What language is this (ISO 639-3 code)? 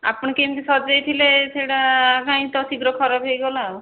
ori